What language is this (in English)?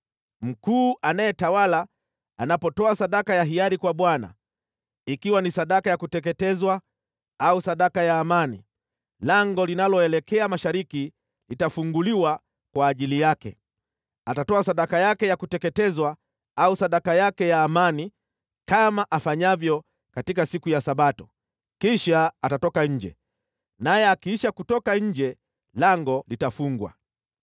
Swahili